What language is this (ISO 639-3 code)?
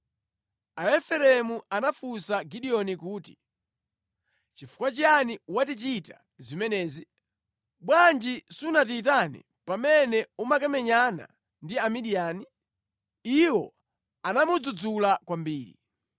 nya